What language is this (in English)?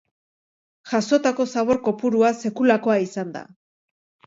Basque